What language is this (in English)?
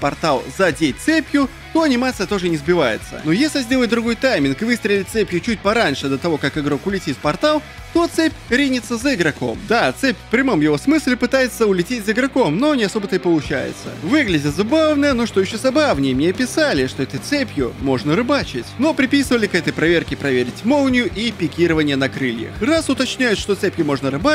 Russian